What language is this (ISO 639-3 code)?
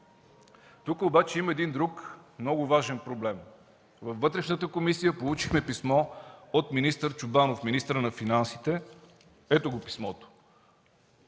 bul